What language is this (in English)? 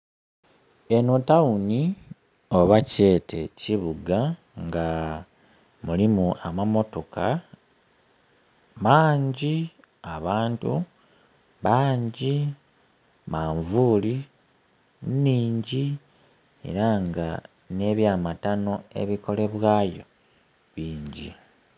Soga